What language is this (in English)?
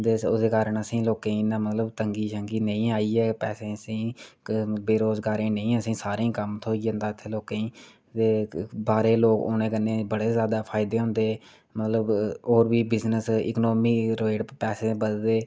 Dogri